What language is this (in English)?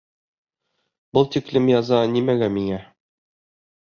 Bashkir